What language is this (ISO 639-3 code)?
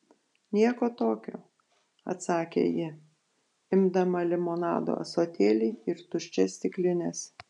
lit